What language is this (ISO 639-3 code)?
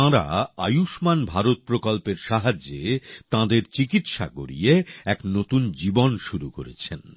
ben